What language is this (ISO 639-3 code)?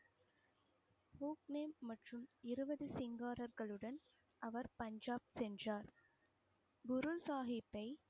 tam